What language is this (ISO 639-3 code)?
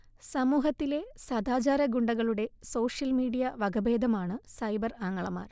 mal